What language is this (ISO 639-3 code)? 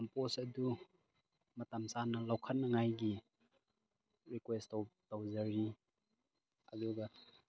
mni